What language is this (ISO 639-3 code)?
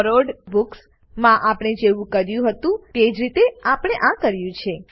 guj